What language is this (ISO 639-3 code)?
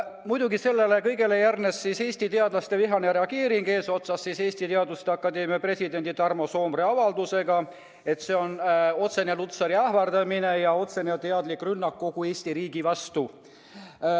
est